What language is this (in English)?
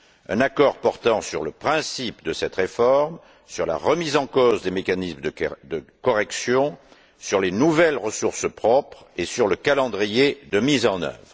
French